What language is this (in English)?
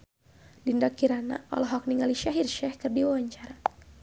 Sundanese